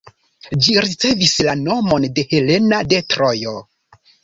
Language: Esperanto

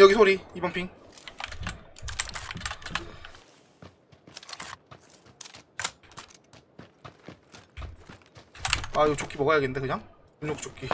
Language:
Korean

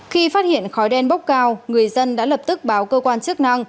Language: Vietnamese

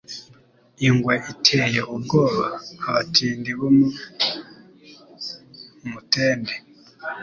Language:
Kinyarwanda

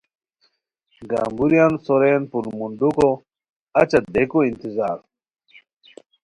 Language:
Khowar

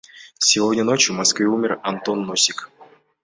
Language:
Kyrgyz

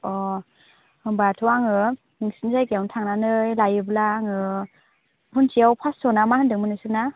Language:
Bodo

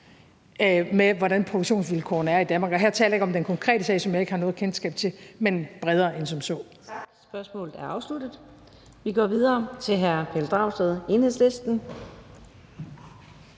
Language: Danish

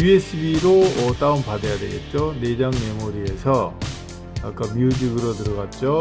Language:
Korean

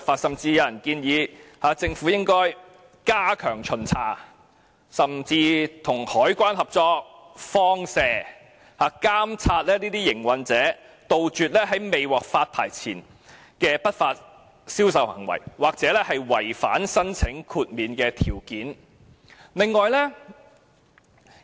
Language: Cantonese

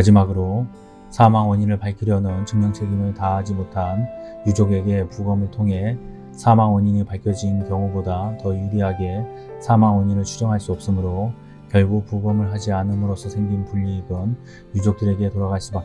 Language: Korean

